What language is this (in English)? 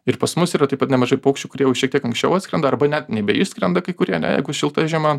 Lithuanian